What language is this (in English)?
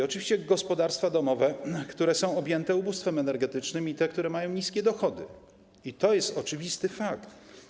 Polish